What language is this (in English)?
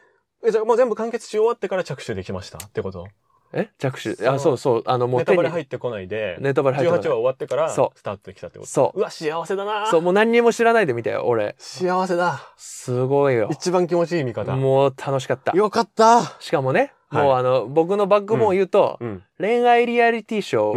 Japanese